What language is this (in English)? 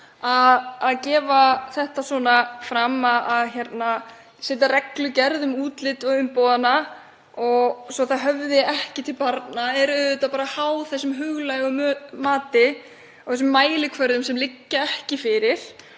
Icelandic